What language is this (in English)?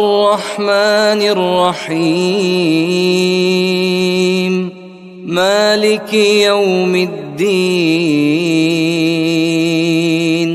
Arabic